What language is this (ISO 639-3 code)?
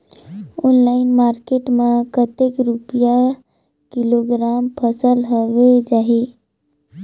hne